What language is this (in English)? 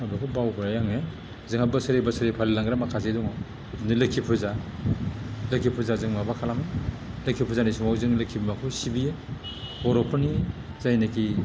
Bodo